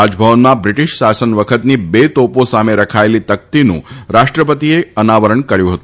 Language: Gujarati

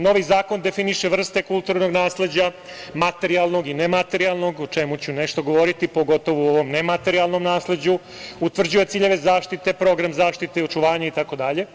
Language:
Serbian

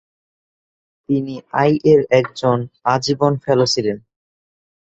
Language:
Bangla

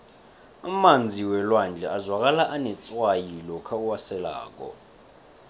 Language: South Ndebele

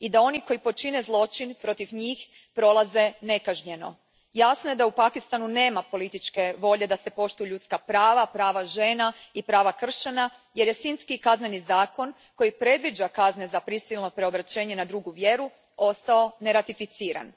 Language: Croatian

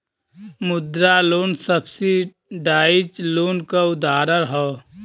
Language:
Bhojpuri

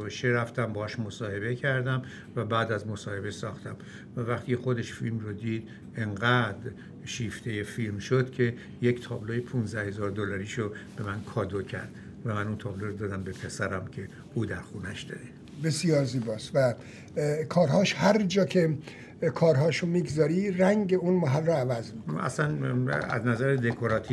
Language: Persian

